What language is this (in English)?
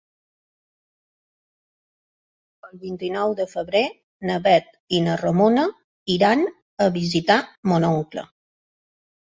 Catalan